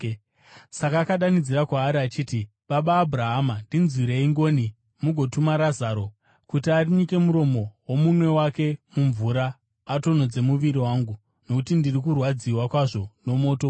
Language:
Shona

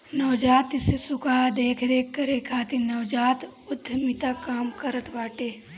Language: Bhojpuri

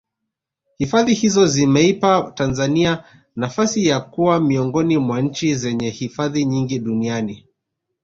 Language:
Swahili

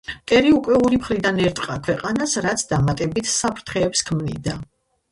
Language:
Georgian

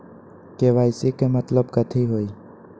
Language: Magahi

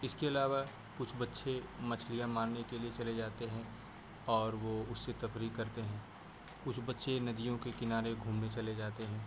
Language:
Urdu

